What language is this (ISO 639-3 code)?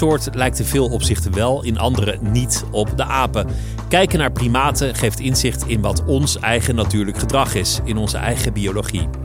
nld